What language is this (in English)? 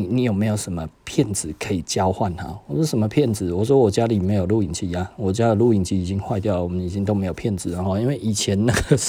Chinese